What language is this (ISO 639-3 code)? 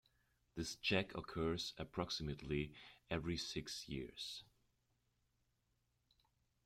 eng